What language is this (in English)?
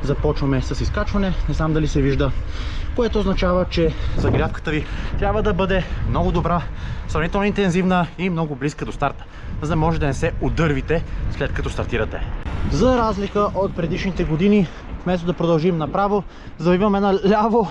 Bulgarian